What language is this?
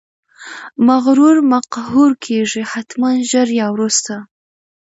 Pashto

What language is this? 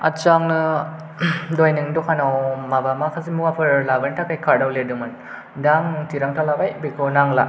Bodo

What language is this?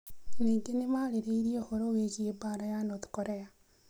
Kikuyu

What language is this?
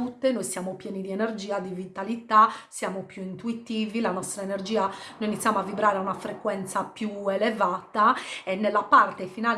Italian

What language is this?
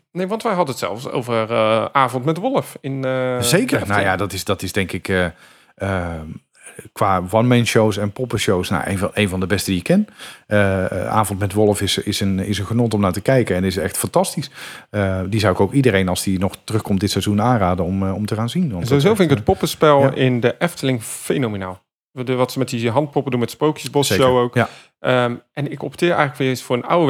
Dutch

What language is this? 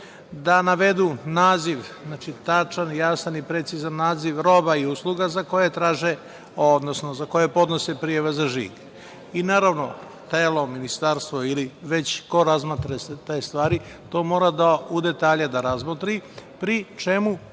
Serbian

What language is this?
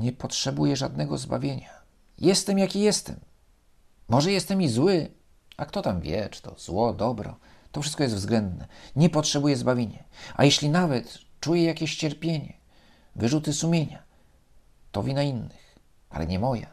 Polish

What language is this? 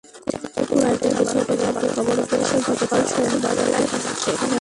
Bangla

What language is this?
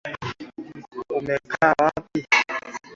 Swahili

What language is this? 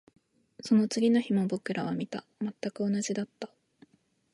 Japanese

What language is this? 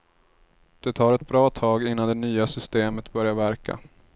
Swedish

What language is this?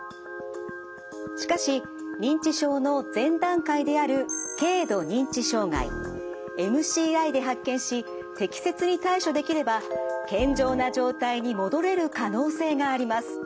Japanese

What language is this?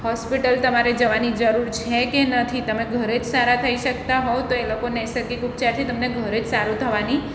Gujarati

